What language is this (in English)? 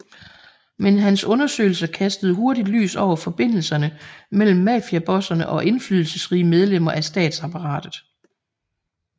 Danish